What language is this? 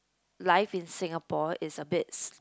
English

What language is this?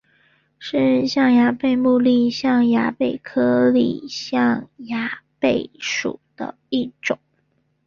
Chinese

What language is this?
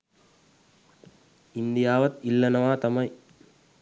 Sinhala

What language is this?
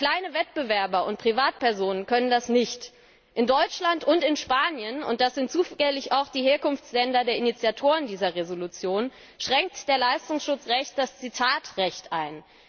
German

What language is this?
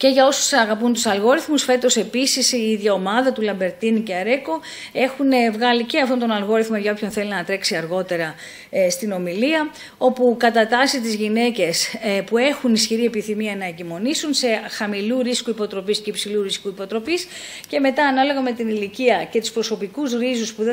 Greek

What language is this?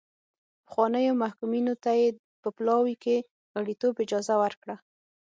Pashto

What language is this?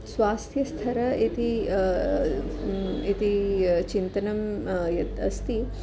Sanskrit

